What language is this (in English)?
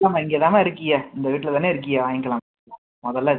Tamil